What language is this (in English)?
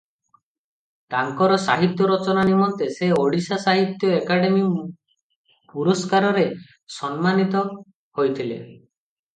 Odia